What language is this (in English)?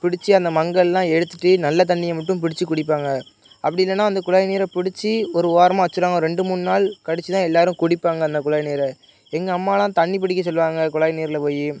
Tamil